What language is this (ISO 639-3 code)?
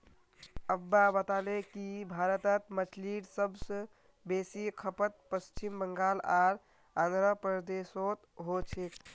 mag